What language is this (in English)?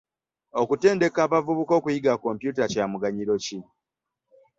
Ganda